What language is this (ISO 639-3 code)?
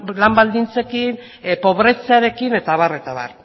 eus